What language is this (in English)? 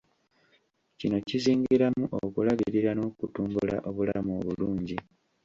Ganda